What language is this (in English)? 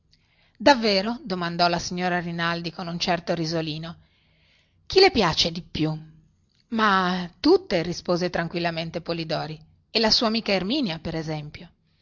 Italian